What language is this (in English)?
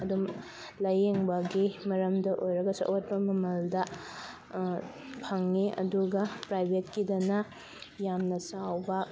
Manipuri